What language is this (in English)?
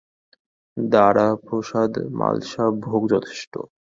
Bangla